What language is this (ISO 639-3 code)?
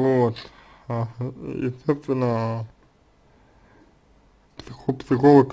rus